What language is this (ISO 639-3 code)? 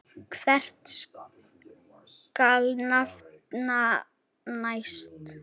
isl